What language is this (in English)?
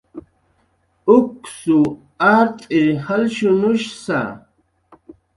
Jaqaru